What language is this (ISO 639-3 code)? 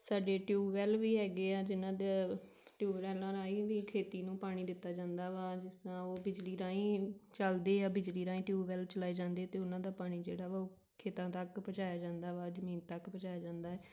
pan